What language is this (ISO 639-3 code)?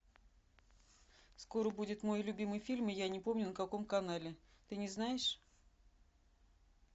rus